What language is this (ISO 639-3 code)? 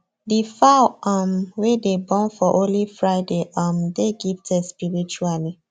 pcm